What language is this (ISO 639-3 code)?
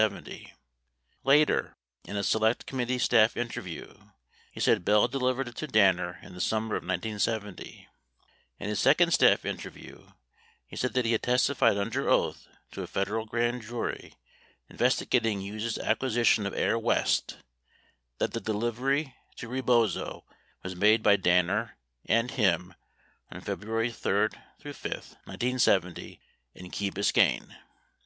eng